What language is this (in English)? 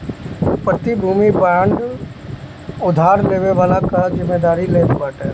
Bhojpuri